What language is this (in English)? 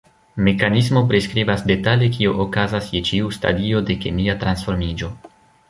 Esperanto